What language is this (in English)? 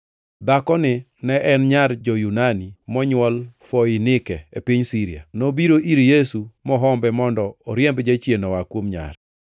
Luo (Kenya and Tanzania)